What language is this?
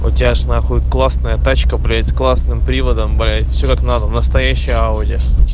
Russian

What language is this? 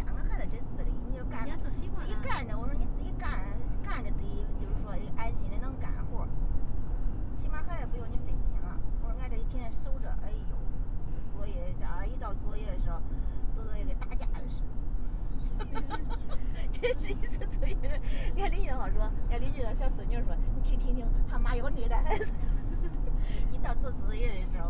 Chinese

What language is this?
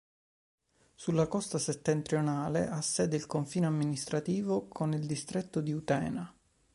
Italian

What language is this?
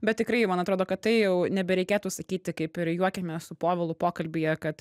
Lithuanian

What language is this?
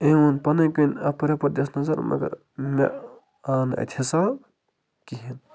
Kashmiri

